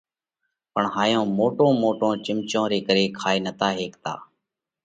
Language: Parkari Koli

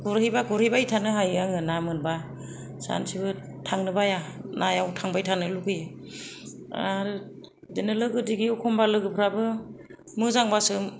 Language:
Bodo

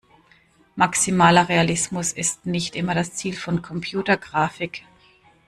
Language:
German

